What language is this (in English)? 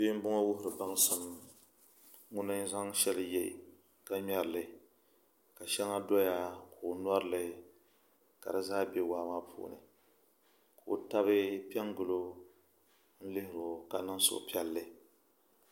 Dagbani